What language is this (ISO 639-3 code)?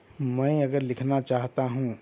urd